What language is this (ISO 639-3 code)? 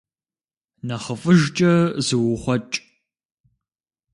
kbd